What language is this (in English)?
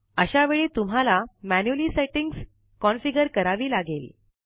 Marathi